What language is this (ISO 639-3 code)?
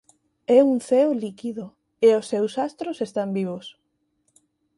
glg